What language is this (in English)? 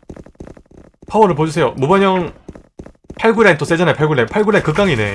Korean